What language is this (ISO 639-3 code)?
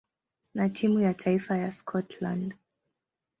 swa